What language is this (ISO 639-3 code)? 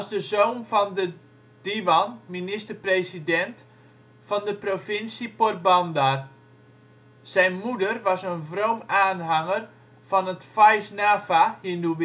nld